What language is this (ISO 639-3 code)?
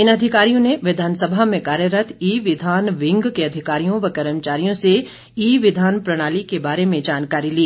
hin